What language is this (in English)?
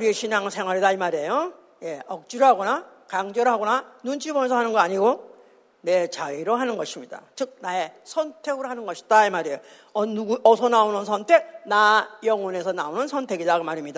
Korean